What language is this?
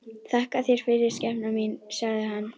Icelandic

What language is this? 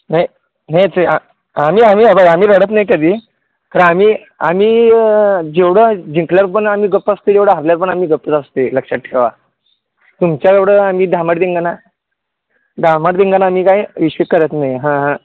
Marathi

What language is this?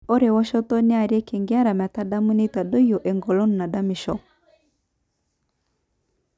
Masai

